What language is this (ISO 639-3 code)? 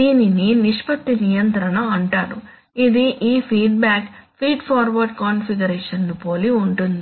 tel